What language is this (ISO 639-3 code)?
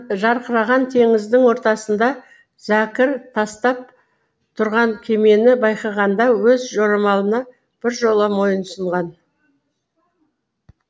kaz